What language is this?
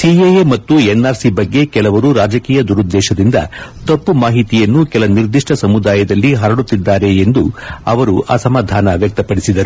Kannada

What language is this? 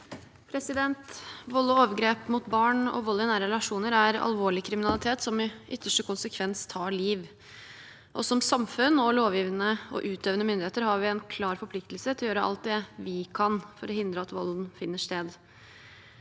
Norwegian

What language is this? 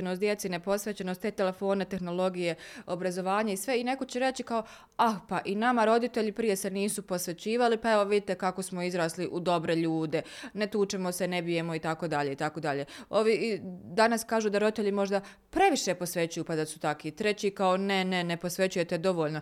Croatian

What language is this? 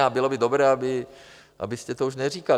Czech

